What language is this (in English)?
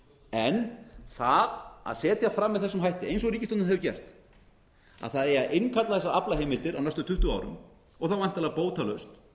Icelandic